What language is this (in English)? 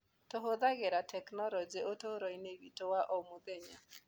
Kikuyu